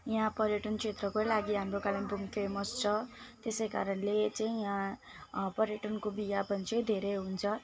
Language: Nepali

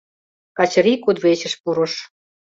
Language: Mari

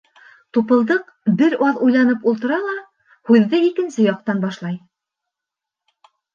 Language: Bashkir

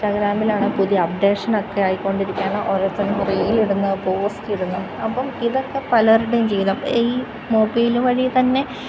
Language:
Malayalam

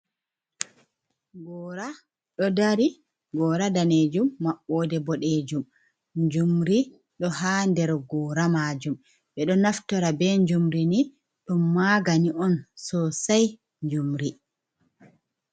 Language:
Fula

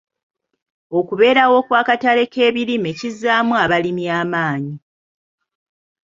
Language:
Ganda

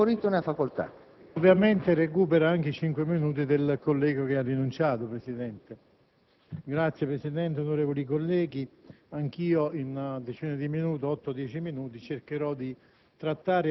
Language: Italian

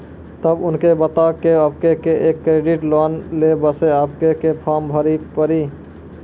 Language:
Maithili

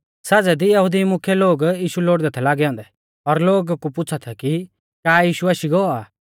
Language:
Mahasu Pahari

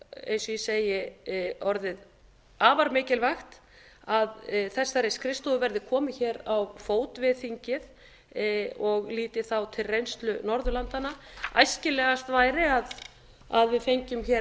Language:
Icelandic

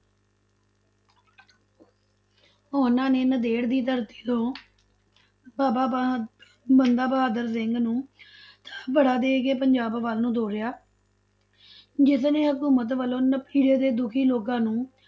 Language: Punjabi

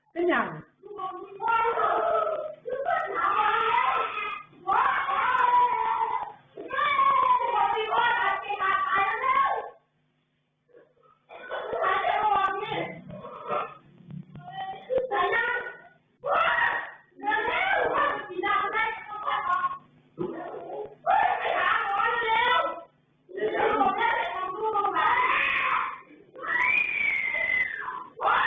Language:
Thai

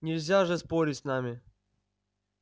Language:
Russian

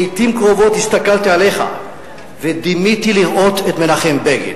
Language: Hebrew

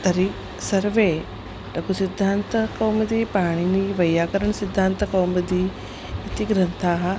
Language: Sanskrit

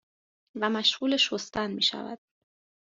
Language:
Persian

